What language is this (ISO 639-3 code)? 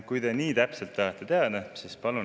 est